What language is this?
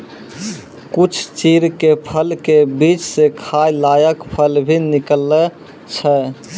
Maithili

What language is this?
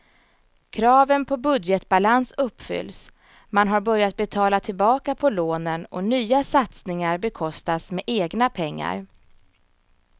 Swedish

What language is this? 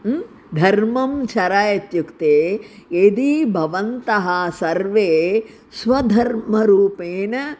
Sanskrit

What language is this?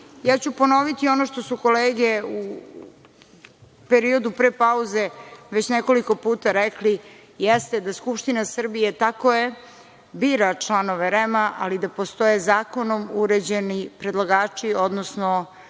Serbian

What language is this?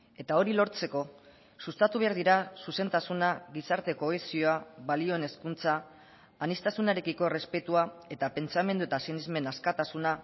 Basque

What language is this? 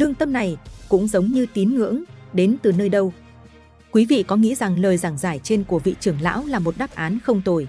Vietnamese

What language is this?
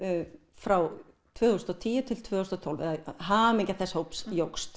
Icelandic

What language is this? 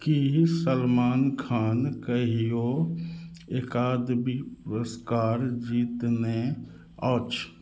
Maithili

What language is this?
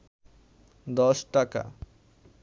Bangla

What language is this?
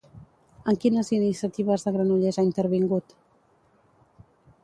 Catalan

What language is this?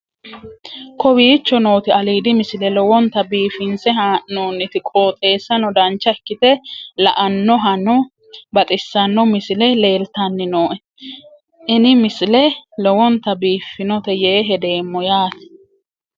Sidamo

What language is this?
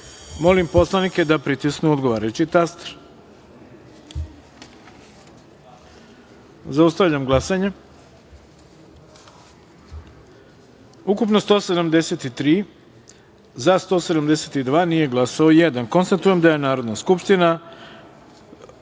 Serbian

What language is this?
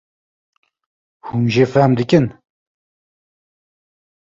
Kurdish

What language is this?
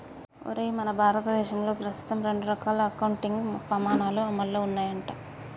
Telugu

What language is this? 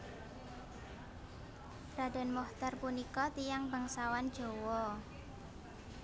Javanese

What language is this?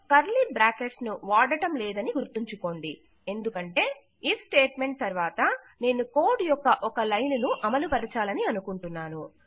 Telugu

